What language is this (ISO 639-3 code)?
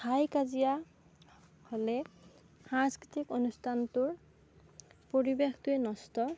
asm